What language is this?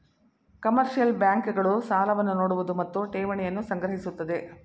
Kannada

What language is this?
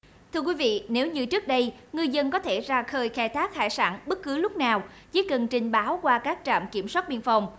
Vietnamese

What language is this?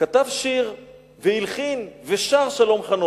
Hebrew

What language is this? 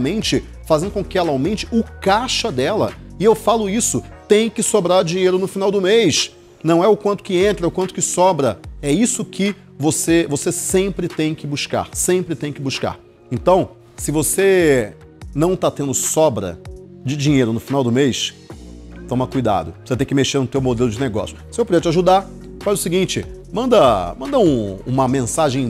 Portuguese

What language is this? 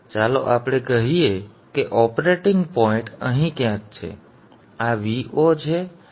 Gujarati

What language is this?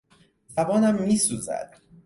Persian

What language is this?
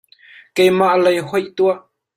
Hakha Chin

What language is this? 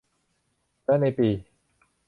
Thai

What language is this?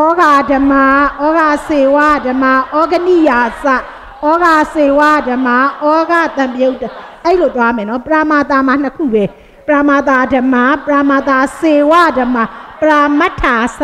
Thai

